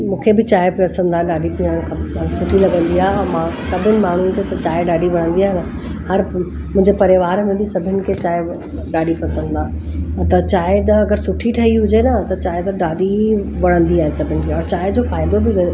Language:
Sindhi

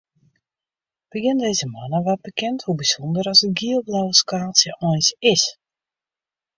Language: Western Frisian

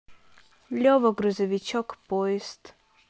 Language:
Russian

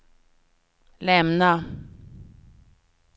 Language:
Swedish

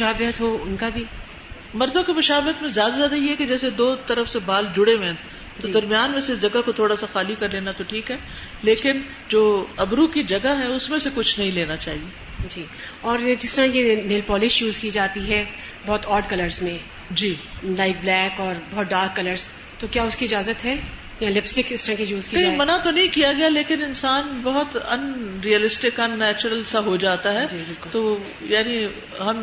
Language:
Urdu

